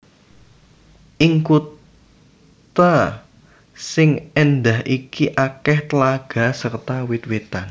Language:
Javanese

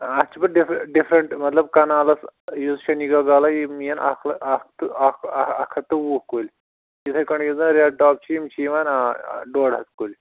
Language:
Kashmiri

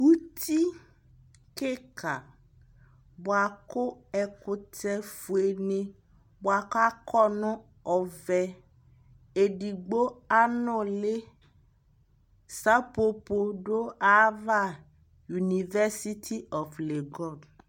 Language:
Ikposo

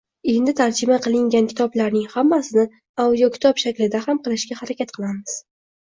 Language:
Uzbek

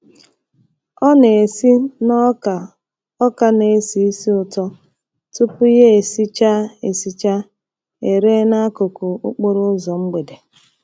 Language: Igbo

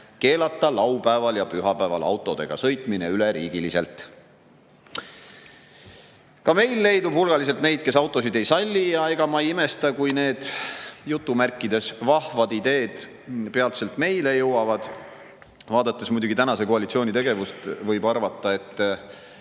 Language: Estonian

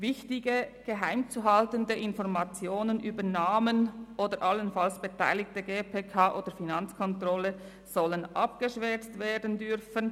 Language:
Swiss German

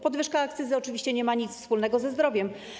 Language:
Polish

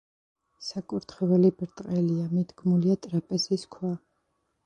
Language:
Georgian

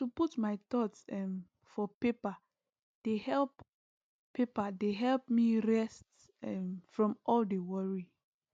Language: Nigerian Pidgin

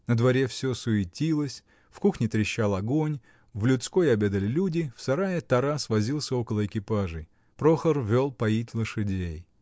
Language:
Russian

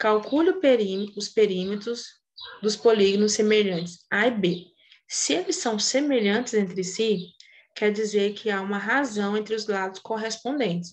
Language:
Portuguese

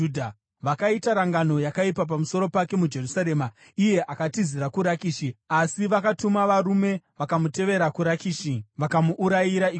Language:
Shona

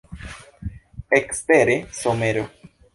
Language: Esperanto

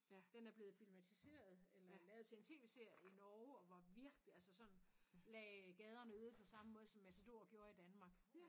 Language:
Danish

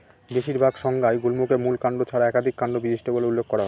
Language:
Bangla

